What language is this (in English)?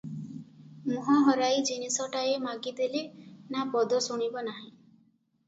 Odia